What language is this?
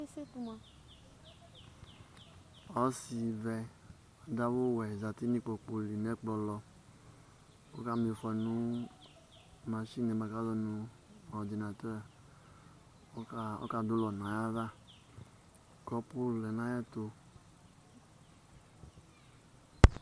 Ikposo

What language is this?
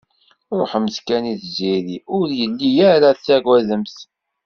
Kabyle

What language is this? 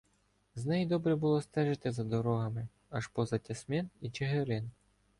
Ukrainian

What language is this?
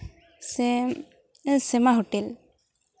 Santali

